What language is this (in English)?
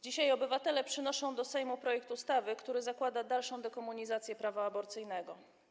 Polish